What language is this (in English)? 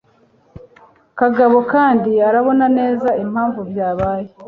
Kinyarwanda